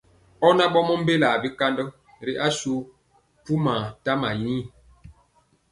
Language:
Mpiemo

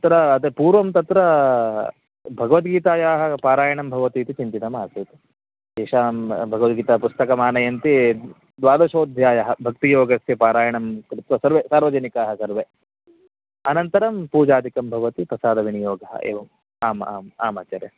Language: Sanskrit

